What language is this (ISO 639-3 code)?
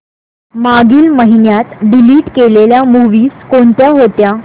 mar